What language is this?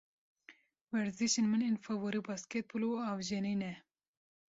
Kurdish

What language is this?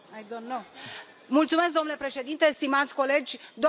Romanian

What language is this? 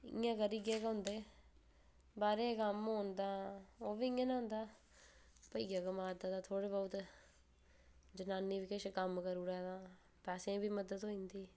Dogri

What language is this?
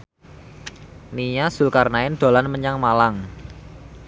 Javanese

